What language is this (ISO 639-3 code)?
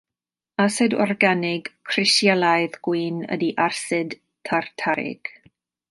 cym